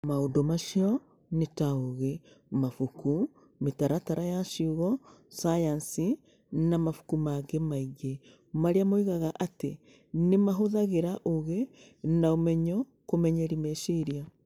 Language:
Kikuyu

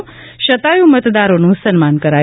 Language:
Gujarati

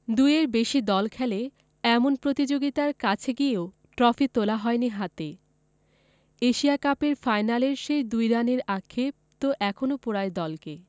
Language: Bangla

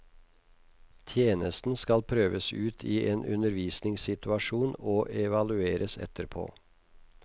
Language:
Norwegian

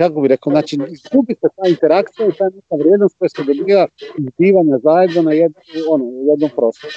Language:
Croatian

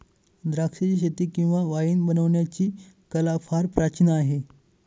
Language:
Marathi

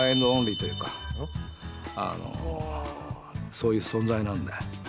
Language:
Japanese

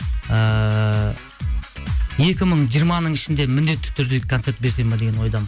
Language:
Kazakh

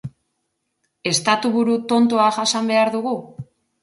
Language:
Basque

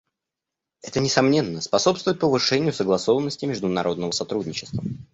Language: Russian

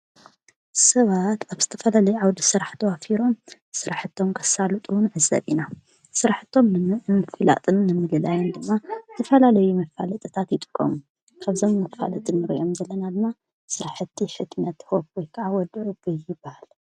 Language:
Tigrinya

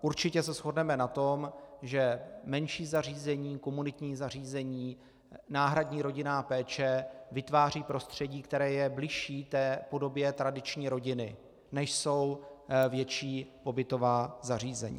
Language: Czech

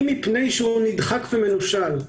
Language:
Hebrew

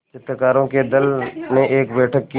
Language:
Hindi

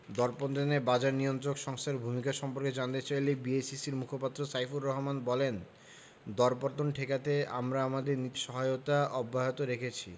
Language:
Bangla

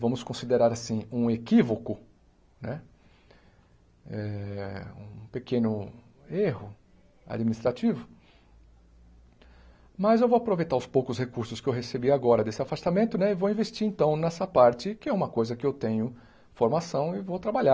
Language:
Portuguese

